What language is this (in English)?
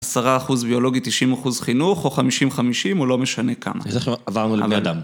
Hebrew